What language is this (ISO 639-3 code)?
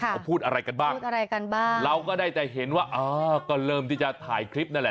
tha